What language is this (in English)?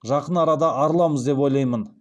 Kazakh